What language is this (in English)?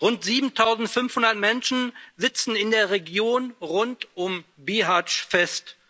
German